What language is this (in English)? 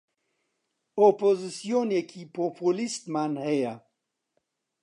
Central Kurdish